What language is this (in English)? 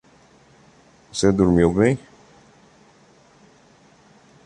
Portuguese